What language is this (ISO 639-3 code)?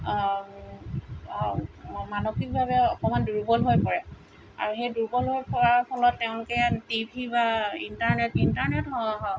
asm